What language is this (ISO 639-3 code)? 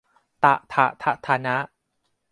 tha